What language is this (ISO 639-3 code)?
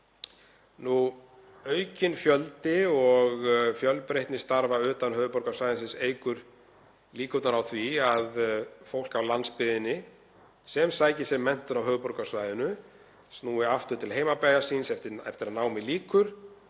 isl